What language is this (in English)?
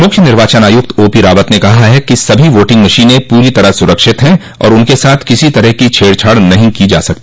Hindi